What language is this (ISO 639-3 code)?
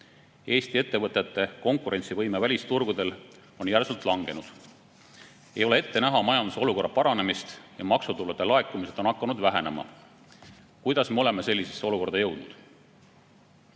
est